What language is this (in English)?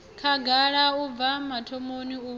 Venda